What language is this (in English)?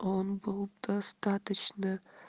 Russian